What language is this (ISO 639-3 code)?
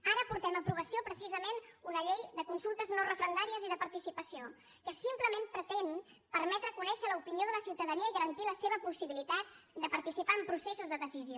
cat